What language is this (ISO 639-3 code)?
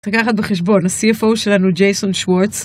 heb